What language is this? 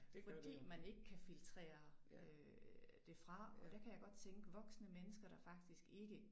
Danish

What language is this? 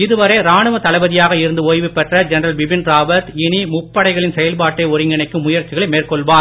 Tamil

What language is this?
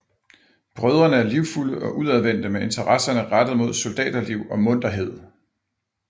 Danish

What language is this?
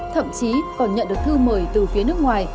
Vietnamese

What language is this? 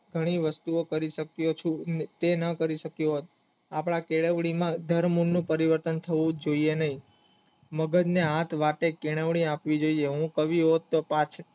Gujarati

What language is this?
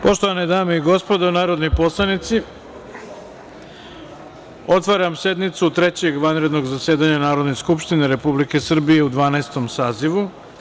Serbian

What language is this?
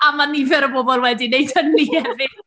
Welsh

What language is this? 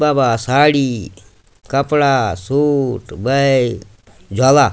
Garhwali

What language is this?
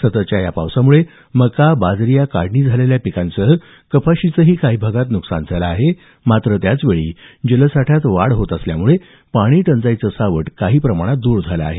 Marathi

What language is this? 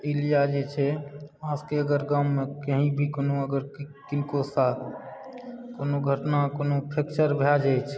Maithili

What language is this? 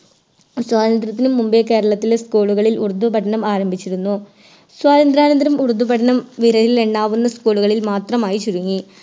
Malayalam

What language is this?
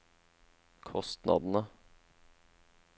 Norwegian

